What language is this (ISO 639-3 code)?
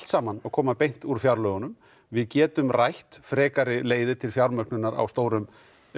isl